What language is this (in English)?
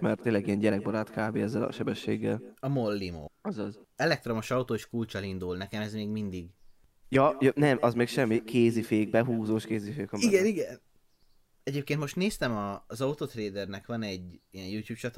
Hungarian